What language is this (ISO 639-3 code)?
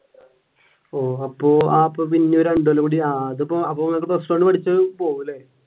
mal